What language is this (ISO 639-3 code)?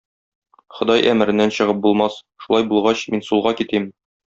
tat